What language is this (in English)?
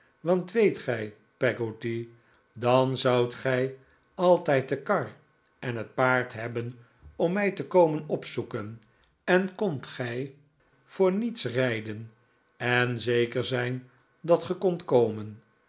Dutch